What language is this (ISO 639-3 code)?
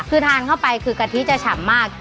tha